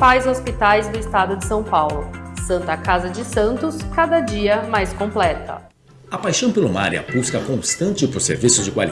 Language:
Portuguese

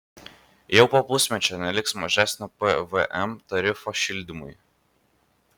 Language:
Lithuanian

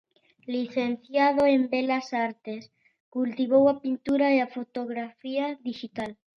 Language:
Galician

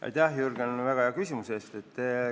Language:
Estonian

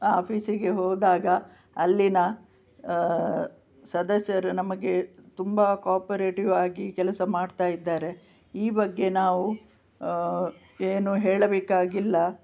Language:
Kannada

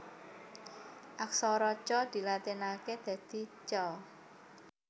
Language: Javanese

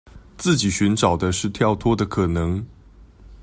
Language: Chinese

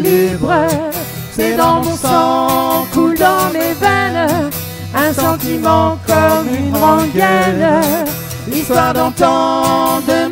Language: French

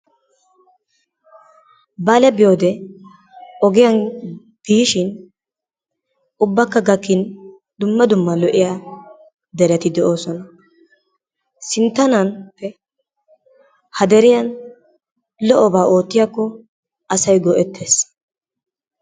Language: Wolaytta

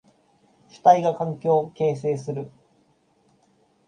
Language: Japanese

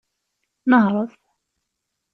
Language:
Kabyle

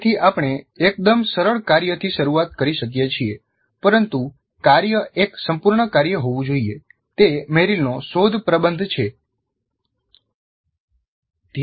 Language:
Gujarati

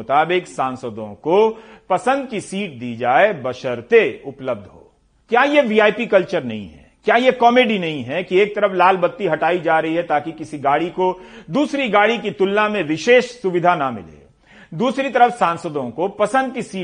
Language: Hindi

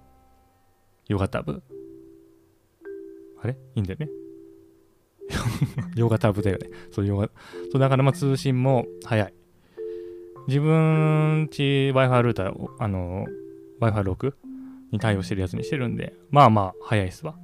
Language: Japanese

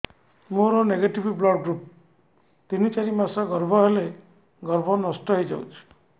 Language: Odia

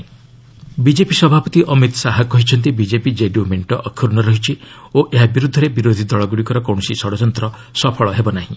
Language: Odia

